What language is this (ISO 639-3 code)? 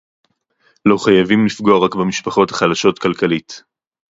heb